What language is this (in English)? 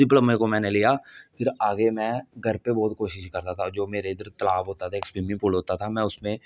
Dogri